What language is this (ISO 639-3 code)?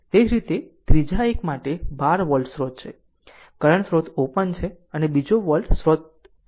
guj